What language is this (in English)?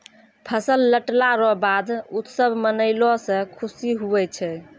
Maithili